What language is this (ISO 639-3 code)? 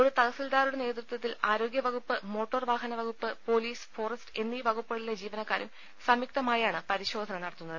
mal